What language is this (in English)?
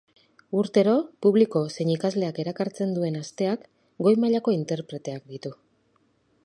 Basque